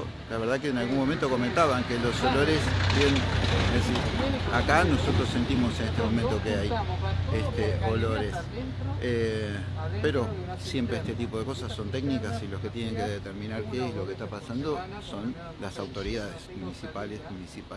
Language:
Spanish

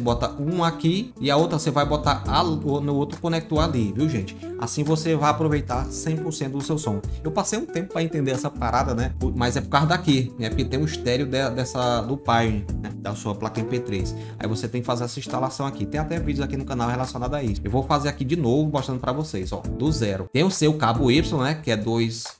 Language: Portuguese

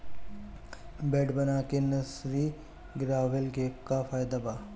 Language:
Bhojpuri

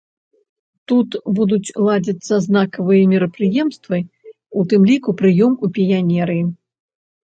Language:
Belarusian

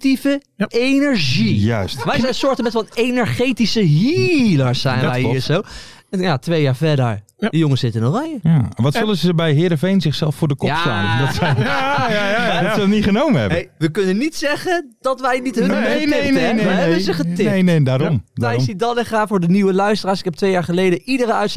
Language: Dutch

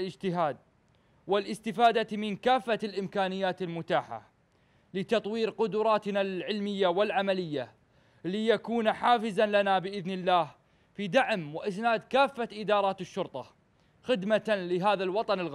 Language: Arabic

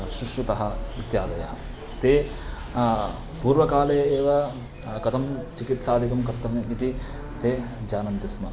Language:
Sanskrit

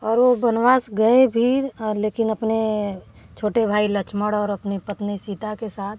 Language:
Hindi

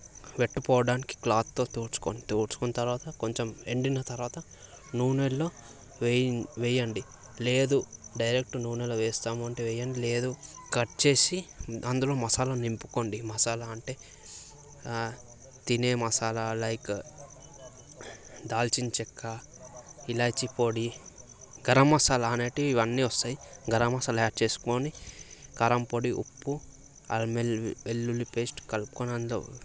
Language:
Telugu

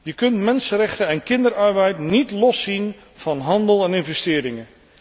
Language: Dutch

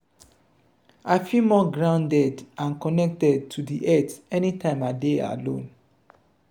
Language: Nigerian Pidgin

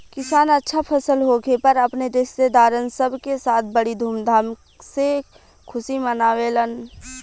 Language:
Bhojpuri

